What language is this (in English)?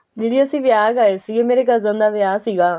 Punjabi